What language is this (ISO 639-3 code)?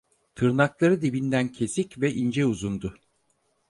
tur